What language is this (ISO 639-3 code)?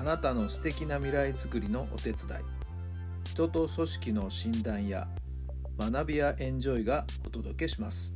jpn